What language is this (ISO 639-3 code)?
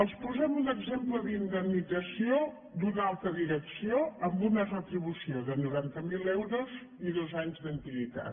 cat